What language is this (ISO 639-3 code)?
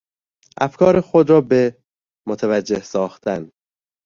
fas